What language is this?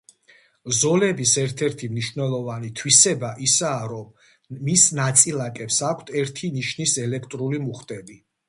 Georgian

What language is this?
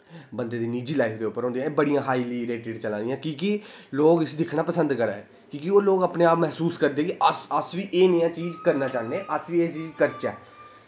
Dogri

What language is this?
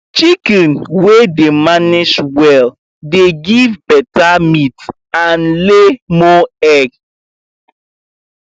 Nigerian Pidgin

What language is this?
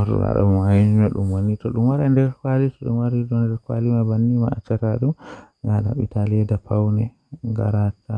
Western Niger Fulfulde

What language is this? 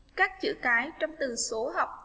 Vietnamese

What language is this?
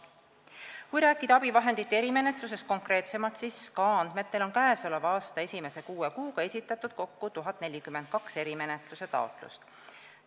Estonian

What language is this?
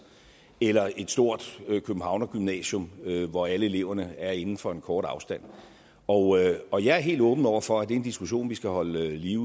Danish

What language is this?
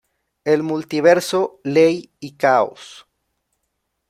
Spanish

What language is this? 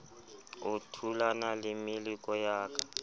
Southern Sotho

